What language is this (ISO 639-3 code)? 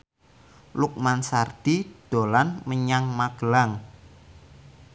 jav